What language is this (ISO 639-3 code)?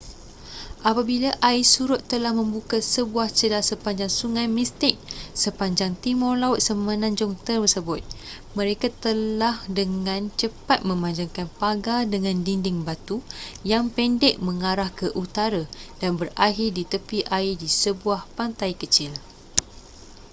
msa